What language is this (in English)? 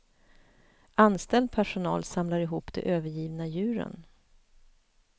Swedish